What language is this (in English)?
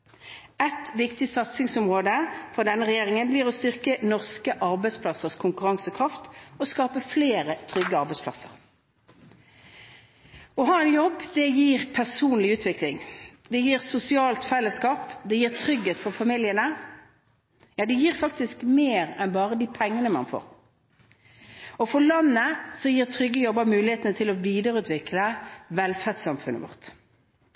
Norwegian Bokmål